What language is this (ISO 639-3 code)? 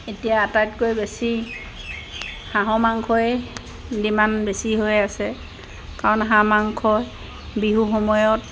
asm